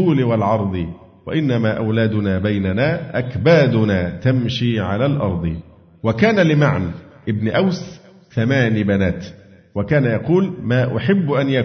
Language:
Arabic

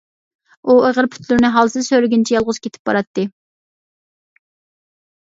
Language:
Uyghur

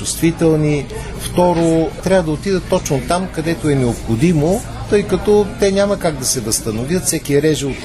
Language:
Bulgarian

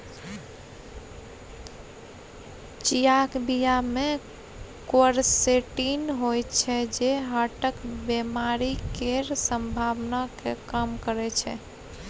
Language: Maithili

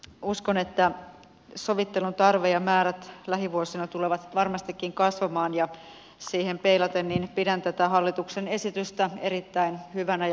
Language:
Finnish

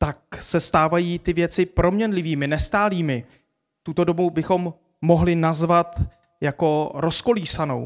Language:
Czech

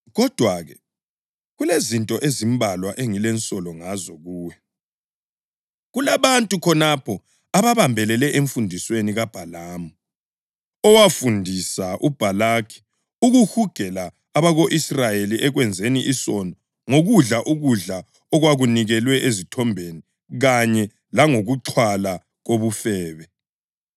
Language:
North Ndebele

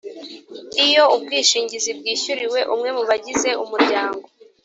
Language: Kinyarwanda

